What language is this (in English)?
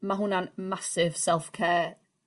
Welsh